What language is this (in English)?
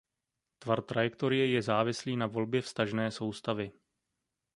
Czech